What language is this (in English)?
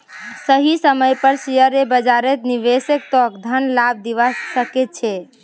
Magahi